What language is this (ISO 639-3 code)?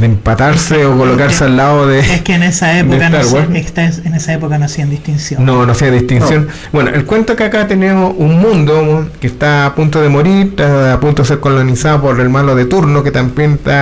spa